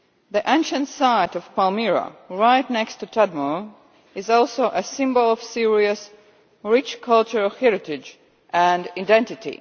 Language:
English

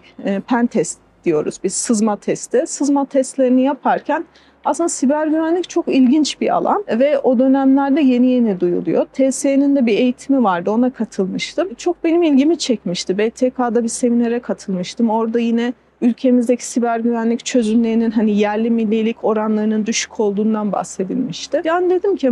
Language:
Turkish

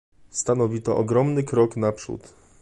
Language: Polish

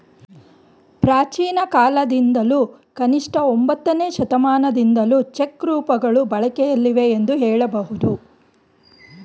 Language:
Kannada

